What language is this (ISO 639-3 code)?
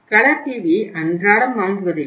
tam